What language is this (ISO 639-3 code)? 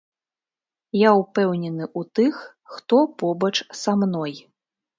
bel